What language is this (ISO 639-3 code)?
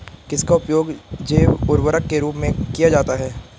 hin